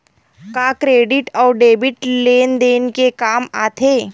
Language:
Chhattisgarhi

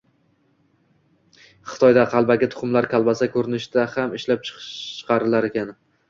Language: Uzbek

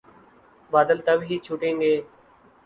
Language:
Urdu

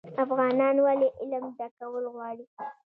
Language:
Pashto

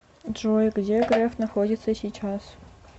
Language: Russian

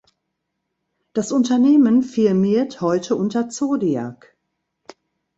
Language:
German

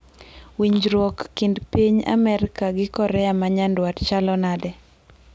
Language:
Luo (Kenya and Tanzania)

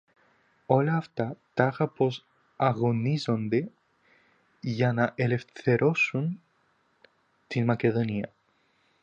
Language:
Greek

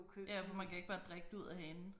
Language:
Danish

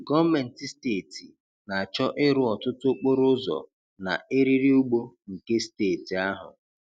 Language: Igbo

